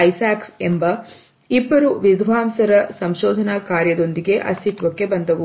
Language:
Kannada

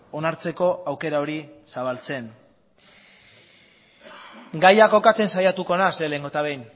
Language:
Basque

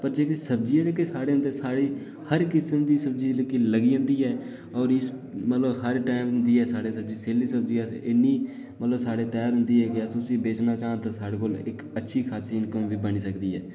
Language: Dogri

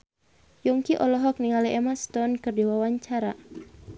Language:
Sundanese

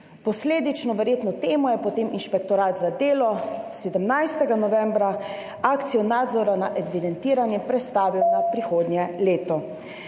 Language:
Slovenian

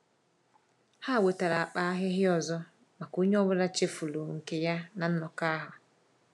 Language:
Igbo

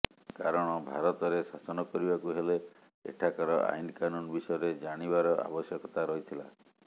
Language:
Odia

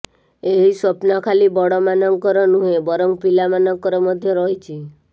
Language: Odia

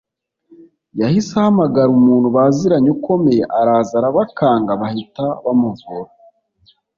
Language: Kinyarwanda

